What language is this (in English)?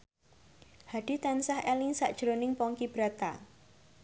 Javanese